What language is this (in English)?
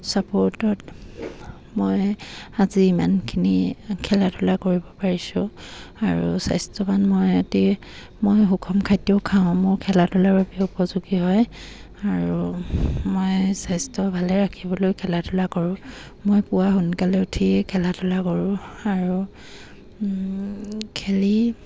Assamese